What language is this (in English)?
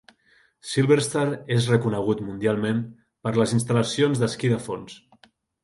Catalan